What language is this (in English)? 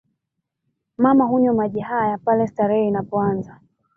Swahili